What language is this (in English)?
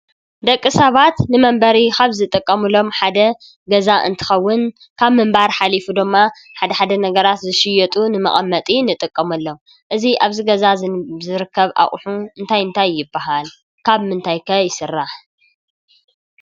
Tigrinya